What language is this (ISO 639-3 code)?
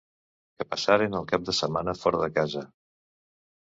cat